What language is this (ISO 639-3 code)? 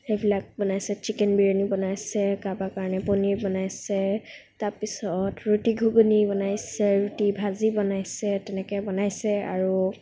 asm